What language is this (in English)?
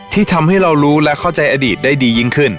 Thai